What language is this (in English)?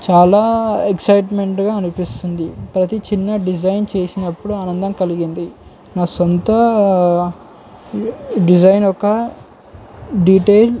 Telugu